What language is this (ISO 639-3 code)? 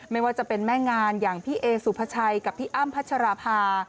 tha